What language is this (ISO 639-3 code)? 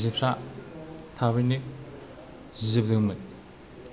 brx